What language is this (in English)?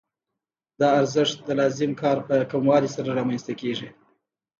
Pashto